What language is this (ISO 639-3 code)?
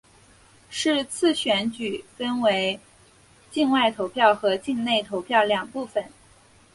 zho